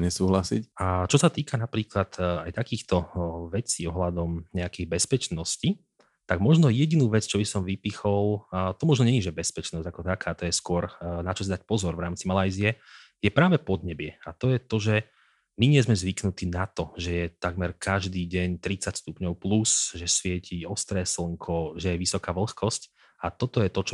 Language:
Slovak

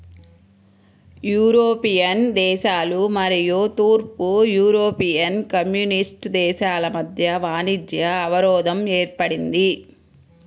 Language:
Telugu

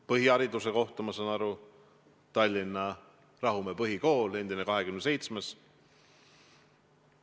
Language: Estonian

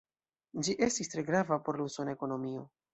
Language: Esperanto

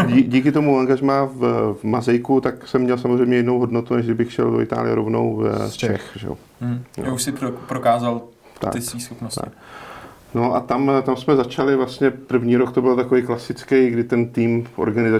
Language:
Czech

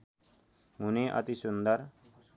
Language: Nepali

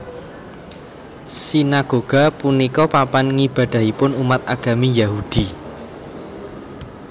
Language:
Javanese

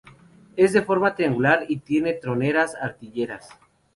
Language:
Spanish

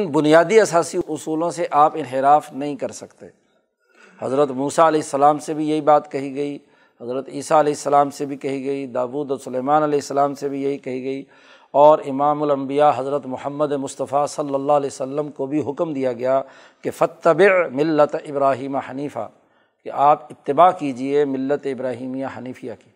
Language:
Urdu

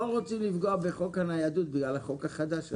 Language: Hebrew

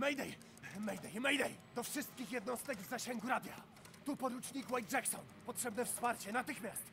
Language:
Polish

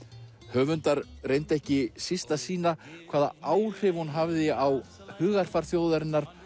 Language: Icelandic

